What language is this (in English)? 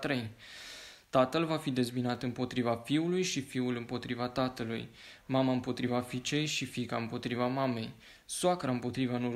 Romanian